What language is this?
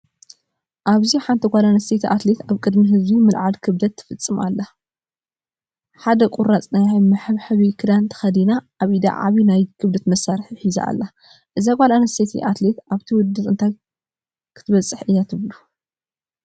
Tigrinya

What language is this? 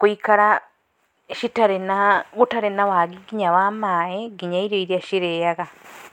Kikuyu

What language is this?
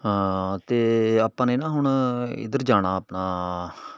Punjabi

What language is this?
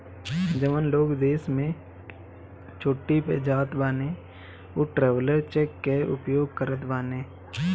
Bhojpuri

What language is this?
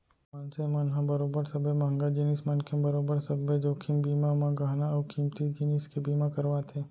Chhattisgarhi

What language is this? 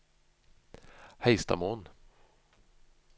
Norwegian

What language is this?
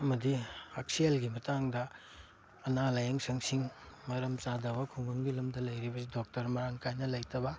Manipuri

